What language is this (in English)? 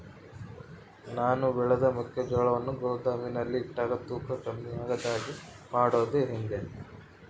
Kannada